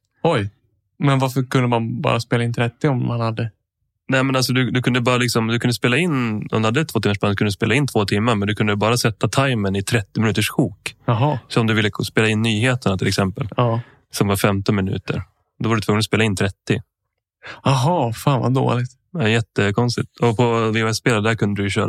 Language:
Swedish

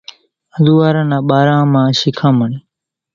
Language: Kachi Koli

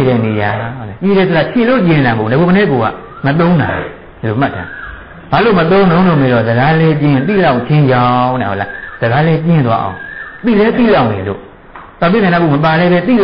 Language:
Thai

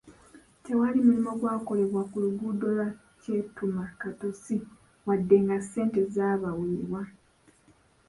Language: Ganda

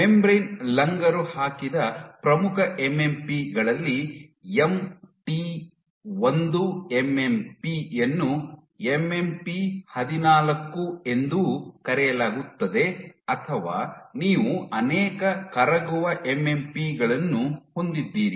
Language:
Kannada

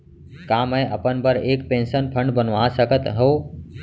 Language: Chhattisgarhi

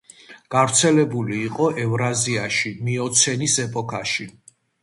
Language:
Georgian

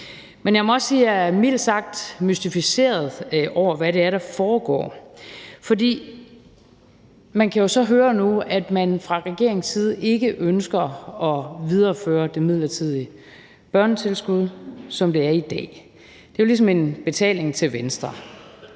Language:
Danish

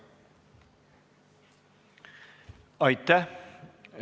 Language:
Estonian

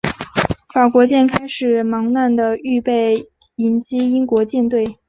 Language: Chinese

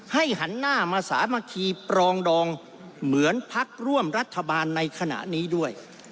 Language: Thai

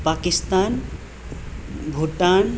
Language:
Nepali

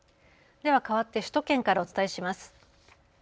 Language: Japanese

